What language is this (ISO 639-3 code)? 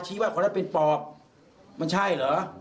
tha